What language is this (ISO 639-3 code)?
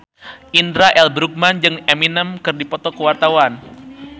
sun